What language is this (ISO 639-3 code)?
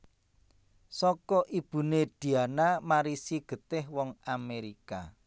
jav